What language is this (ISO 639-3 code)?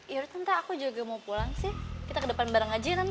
ind